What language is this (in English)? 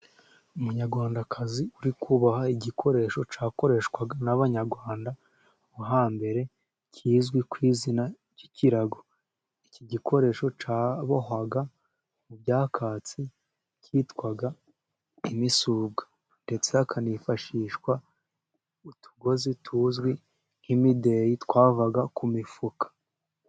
Kinyarwanda